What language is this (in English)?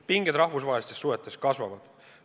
Estonian